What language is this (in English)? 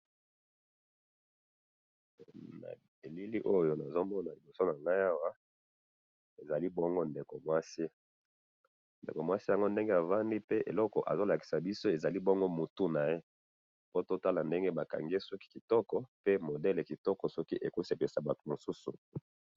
Lingala